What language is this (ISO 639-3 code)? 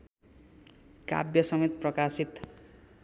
nep